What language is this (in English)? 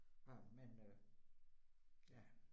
Danish